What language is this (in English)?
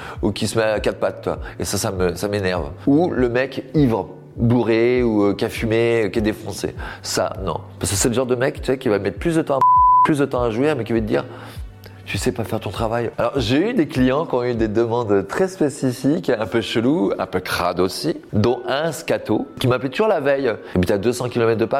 French